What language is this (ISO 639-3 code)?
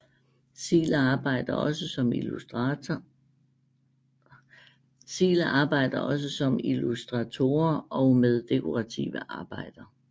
dan